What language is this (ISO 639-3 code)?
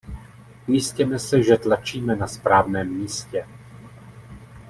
ces